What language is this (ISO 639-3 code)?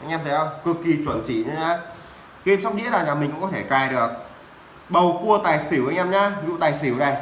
vie